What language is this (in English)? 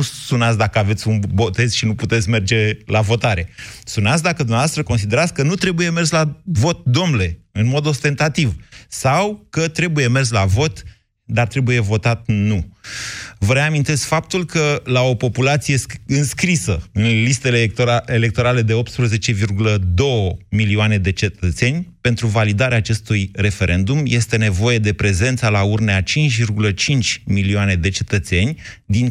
Romanian